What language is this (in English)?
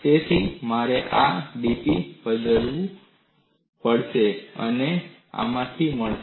Gujarati